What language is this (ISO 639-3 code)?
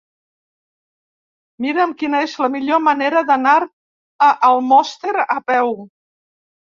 cat